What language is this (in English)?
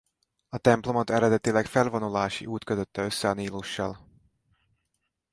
Hungarian